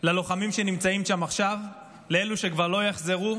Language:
Hebrew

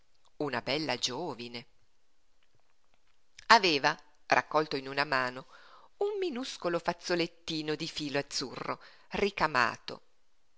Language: Italian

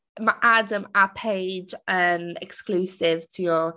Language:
Welsh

